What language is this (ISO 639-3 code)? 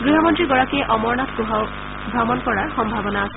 asm